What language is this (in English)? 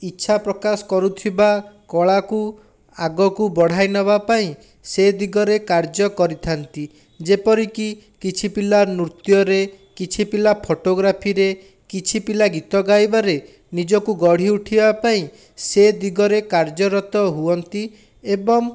Odia